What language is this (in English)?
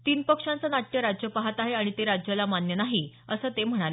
Marathi